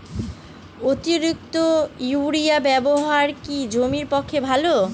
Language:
Bangla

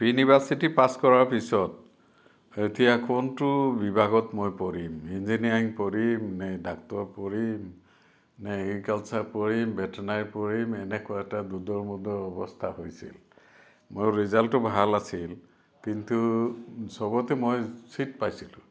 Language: Assamese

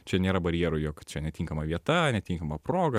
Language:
Lithuanian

